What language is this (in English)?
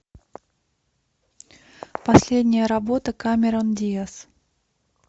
Russian